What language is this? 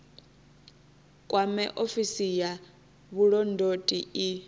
Venda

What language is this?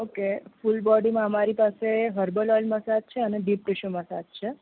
Gujarati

